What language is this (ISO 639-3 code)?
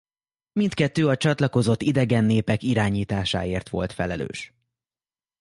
hun